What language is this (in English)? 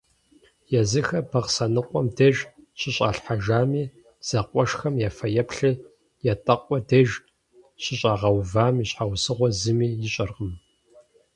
Kabardian